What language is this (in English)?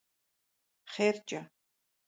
Kabardian